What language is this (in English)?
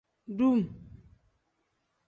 Tem